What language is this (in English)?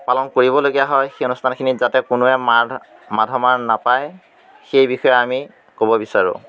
Assamese